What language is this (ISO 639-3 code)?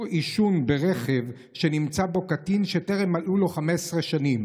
heb